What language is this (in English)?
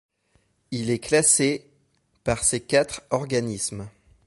French